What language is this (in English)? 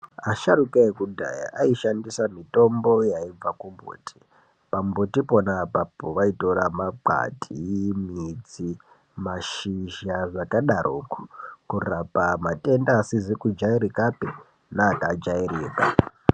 Ndau